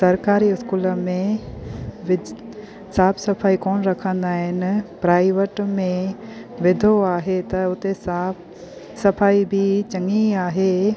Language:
Sindhi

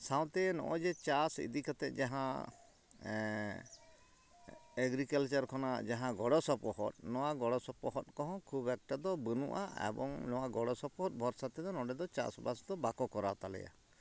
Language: Santali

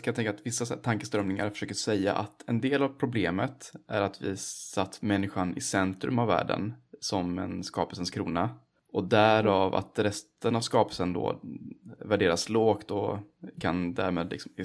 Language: Swedish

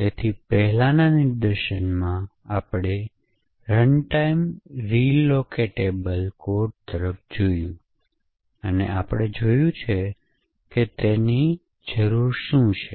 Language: Gujarati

